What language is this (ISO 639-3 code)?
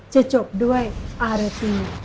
tha